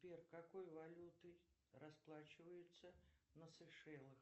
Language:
Russian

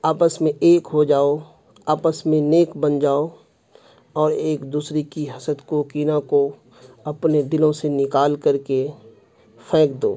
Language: Urdu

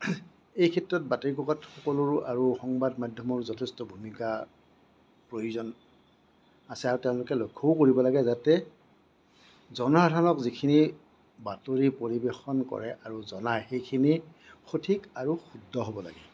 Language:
Assamese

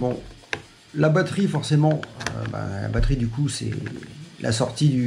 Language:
French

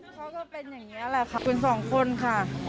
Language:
Thai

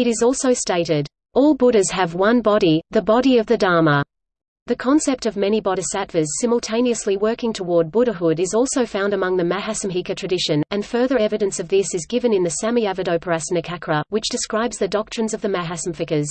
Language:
English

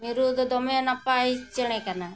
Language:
Santali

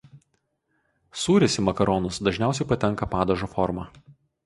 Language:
Lithuanian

